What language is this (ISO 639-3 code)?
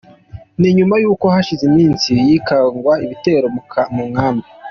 kin